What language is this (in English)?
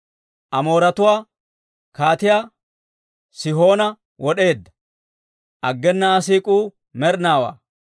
Dawro